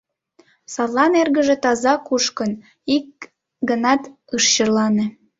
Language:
Mari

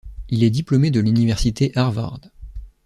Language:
French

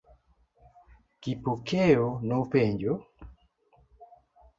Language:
Luo (Kenya and Tanzania)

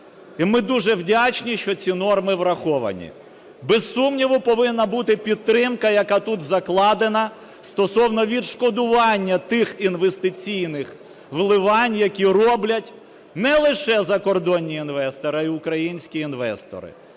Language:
Ukrainian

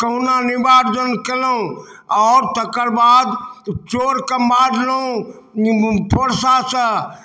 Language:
Maithili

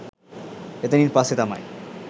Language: Sinhala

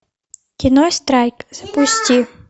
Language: Russian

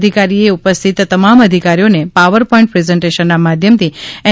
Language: Gujarati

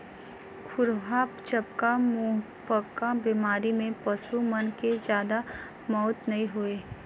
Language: Chhattisgarhi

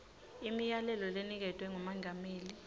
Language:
Swati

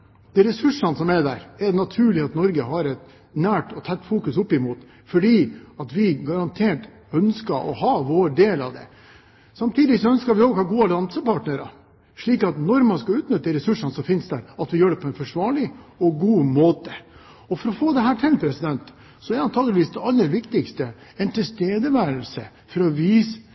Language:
Norwegian Bokmål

